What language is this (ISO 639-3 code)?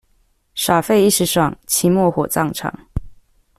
zho